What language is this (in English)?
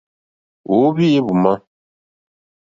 Mokpwe